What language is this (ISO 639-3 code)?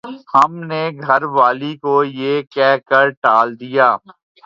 urd